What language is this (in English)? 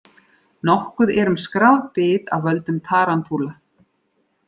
Icelandic